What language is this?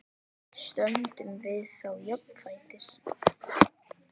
Icelandic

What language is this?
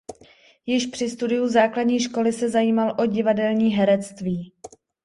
Czech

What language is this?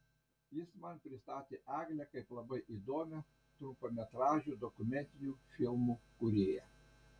Lithuanian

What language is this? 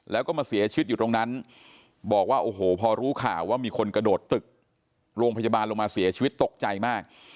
Thai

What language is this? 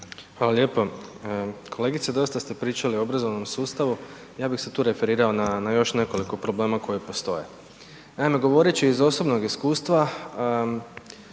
Croatian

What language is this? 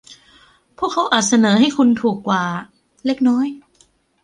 Thai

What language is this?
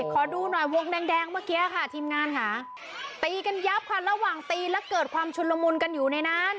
Thai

